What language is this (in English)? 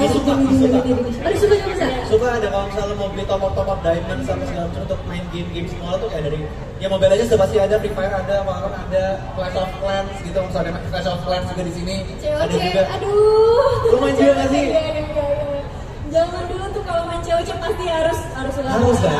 Indonesian